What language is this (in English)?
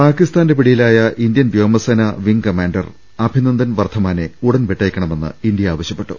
Malayalam